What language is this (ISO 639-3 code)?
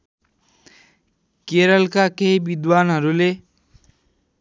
nep